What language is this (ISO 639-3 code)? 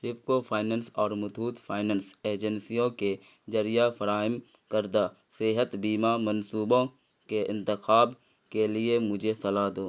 urd